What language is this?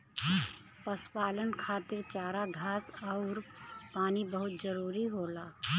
Bhojpuri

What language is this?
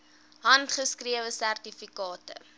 Afrikaans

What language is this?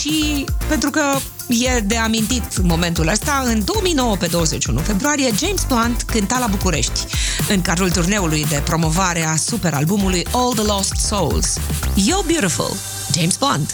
Romanian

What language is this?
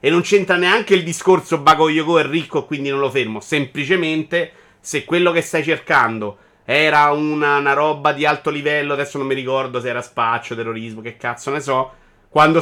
Italian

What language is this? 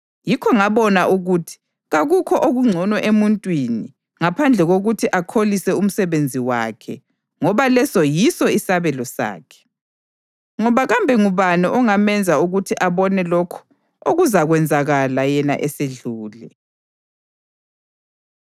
North Ndebele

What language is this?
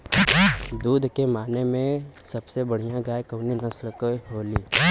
Bhojpuri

